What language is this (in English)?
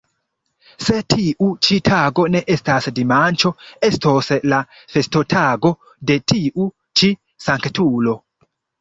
Esperanto